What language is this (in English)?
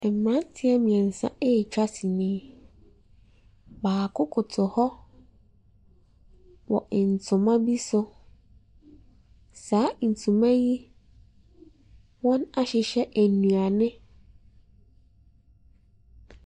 Akan